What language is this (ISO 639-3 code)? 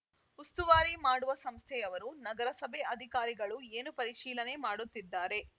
kan